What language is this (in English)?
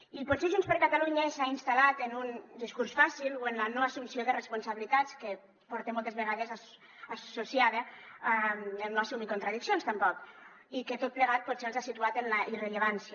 Catalan